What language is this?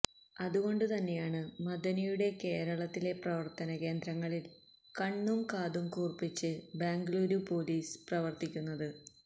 Malayalam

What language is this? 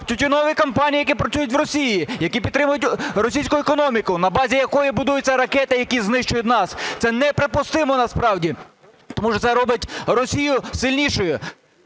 Ukrainian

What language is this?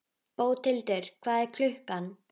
Icelandic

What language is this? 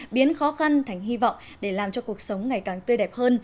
Vietnamese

